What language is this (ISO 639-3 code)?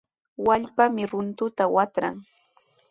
qws